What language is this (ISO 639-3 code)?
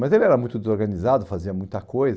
por